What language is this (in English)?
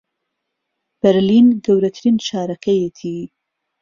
Central Kurdish